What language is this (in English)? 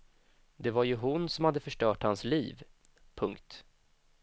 Swedish